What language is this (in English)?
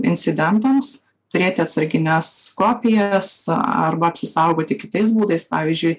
Lithuanian